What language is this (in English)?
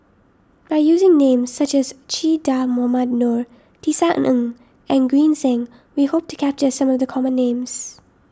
English